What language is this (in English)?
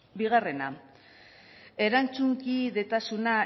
Basque